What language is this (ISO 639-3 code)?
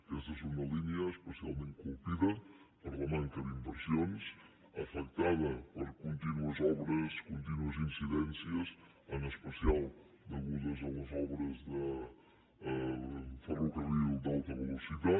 cat